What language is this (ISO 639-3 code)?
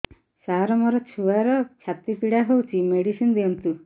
ori